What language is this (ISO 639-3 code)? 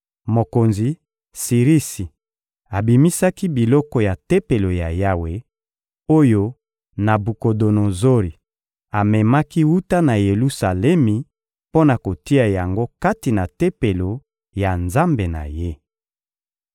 lin